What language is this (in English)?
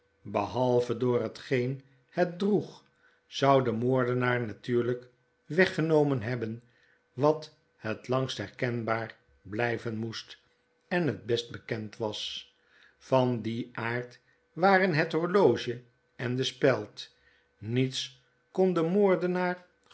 Dutch